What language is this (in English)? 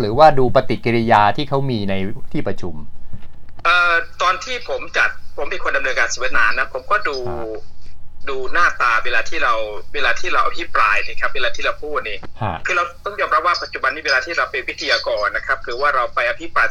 Thai